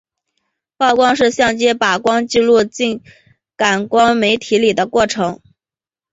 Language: Chinese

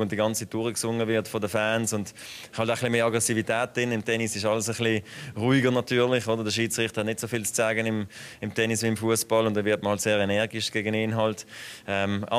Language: German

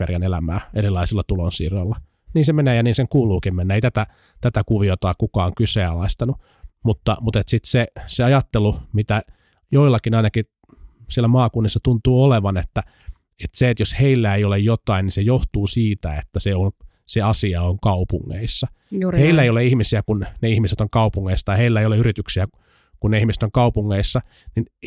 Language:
Finnish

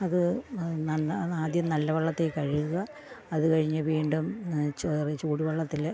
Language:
Malayalam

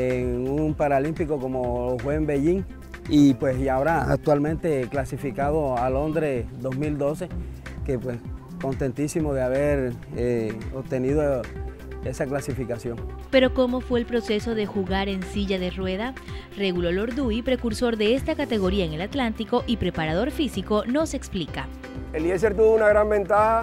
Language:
Spanish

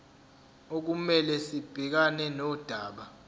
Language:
Zulu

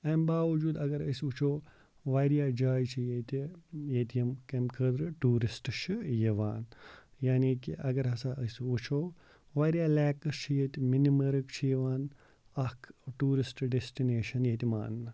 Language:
Kashmiri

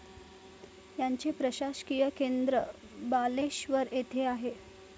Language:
Marathi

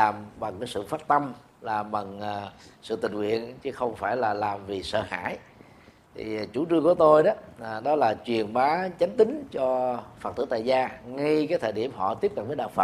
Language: Vietnamese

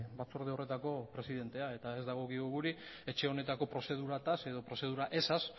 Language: Basque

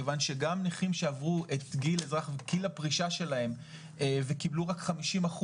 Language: Hebrew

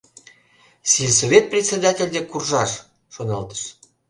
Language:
Mari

